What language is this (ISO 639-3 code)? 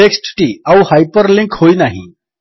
ori